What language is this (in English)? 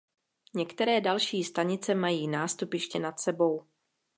Czech